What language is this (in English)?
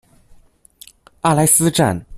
Chinese